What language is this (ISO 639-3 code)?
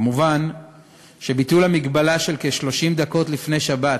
heb